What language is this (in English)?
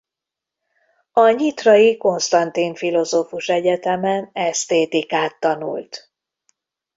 Hungarian